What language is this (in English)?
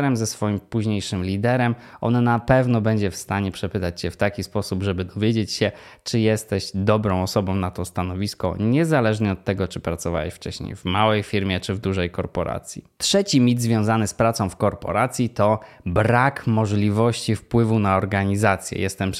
Polish